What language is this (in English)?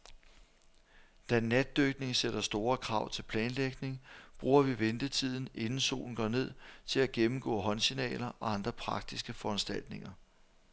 Danish